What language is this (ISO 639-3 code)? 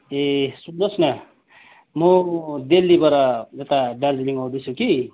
nep